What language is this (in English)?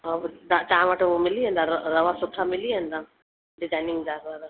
Sindhi